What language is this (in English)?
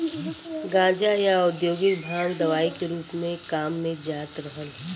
Bhojpuri